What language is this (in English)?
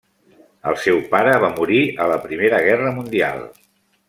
Catalan